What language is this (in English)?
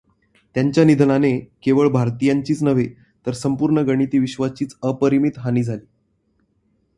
Marathi